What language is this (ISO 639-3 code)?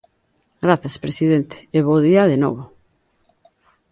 glg